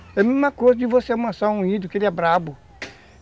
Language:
Portuguese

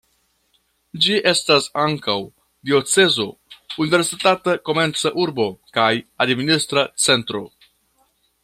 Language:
Esperanto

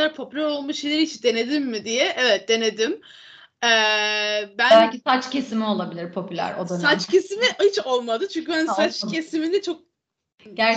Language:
Turkish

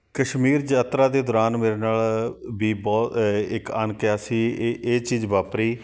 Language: Punjabi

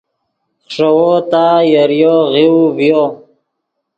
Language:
Yidgha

